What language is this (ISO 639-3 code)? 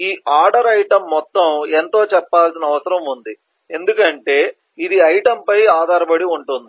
tel